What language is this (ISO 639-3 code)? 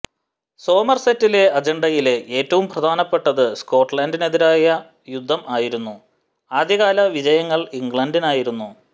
mal